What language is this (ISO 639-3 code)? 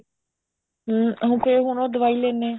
pan